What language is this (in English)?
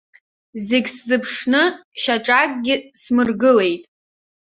Abkhazian